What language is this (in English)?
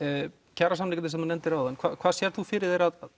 Icelandic